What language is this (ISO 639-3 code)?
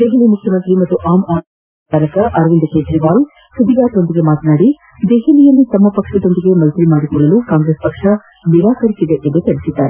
kan